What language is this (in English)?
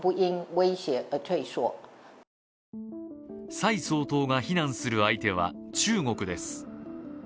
Japanese